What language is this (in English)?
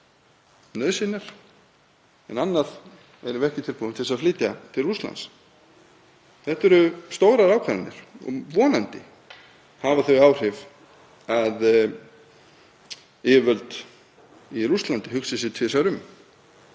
Icelandic